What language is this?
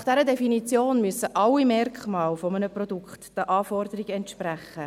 Swiss German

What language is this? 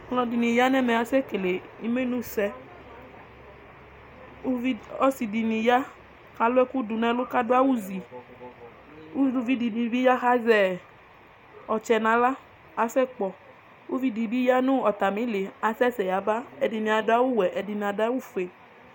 Ikposo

